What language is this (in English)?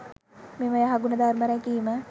Sinhala